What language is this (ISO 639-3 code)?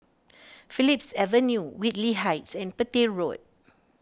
eng